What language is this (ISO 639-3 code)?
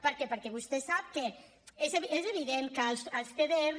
cat